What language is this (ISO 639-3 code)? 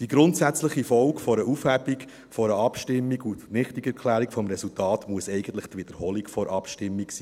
gsw